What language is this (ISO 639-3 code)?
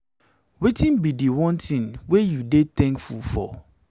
pcm